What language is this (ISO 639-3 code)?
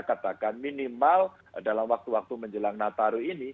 ind